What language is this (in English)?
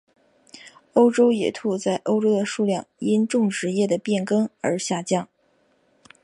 Chinese